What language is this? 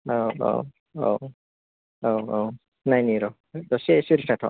Bodo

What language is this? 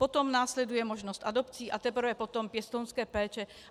Czech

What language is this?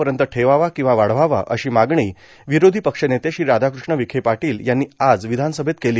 Marathi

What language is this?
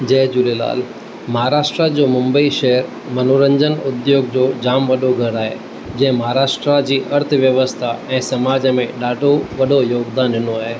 Sindhi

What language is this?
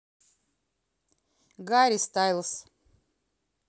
Russian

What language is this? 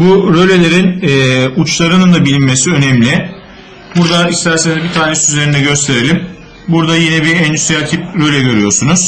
Turkish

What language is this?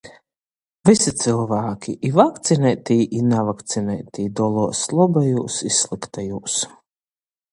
Latgalian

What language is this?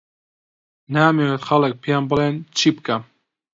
Central Kurdish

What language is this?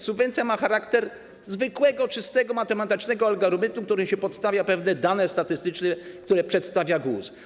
Polish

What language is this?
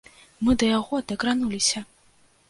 Belarusian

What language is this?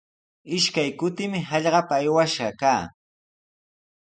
Sihuas Ancash Quechua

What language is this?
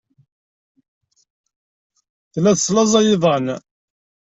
Kabyle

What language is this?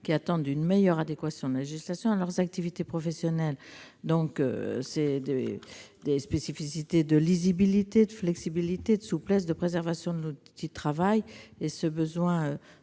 French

